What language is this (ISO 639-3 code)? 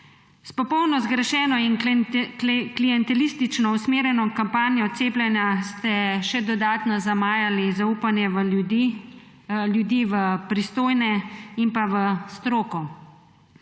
slv